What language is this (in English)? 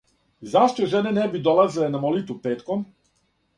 Serbian